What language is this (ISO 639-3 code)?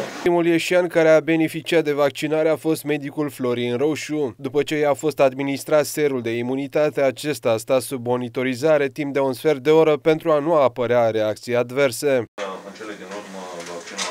ron